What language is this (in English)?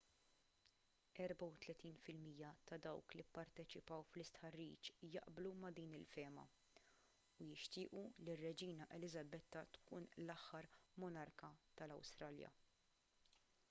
Maltese